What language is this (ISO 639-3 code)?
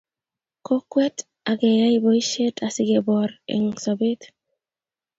kln